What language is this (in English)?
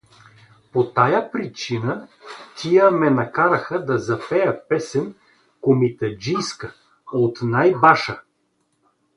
Bulgarian